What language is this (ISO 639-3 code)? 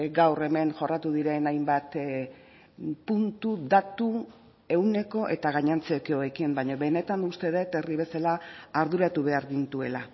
eus